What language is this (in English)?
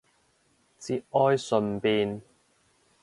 Cantonese